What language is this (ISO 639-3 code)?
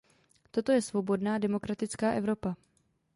ces